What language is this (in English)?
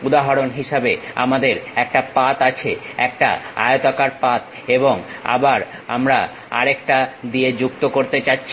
Bangla